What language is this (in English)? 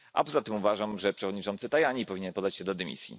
Polish